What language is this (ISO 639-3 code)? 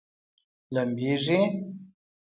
pus